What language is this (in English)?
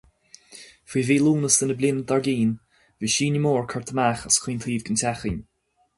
Irish